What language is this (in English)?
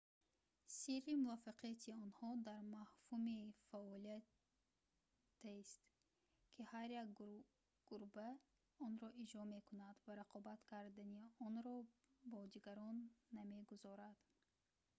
Tajik